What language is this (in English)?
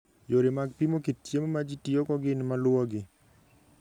Luo (Kenya and Tanzania)